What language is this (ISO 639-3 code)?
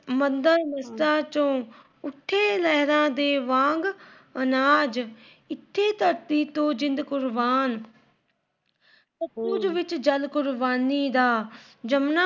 pan